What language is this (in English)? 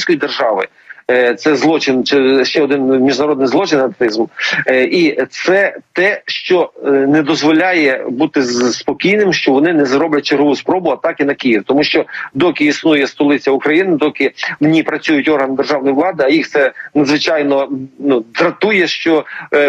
Ukrainian